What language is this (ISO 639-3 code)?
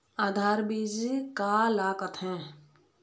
hne